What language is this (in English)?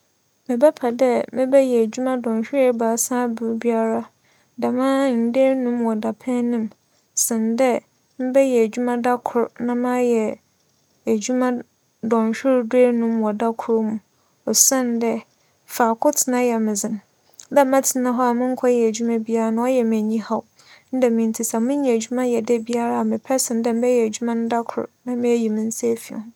Akan